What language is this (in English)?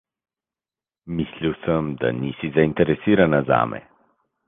Slovenian